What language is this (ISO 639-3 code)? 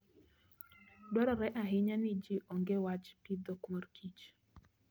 luo